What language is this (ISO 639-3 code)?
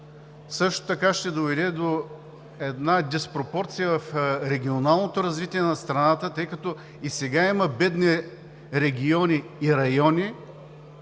bul